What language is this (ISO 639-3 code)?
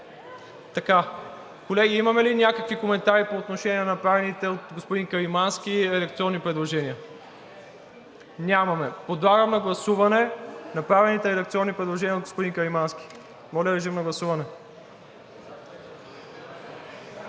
bul